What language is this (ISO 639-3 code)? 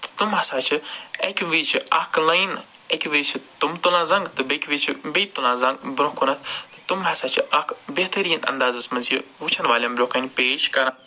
kas